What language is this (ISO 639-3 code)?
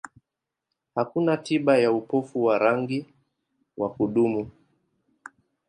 swa